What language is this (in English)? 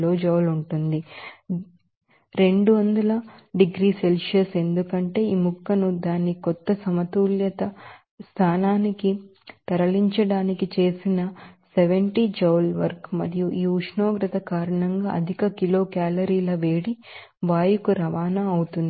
Telugu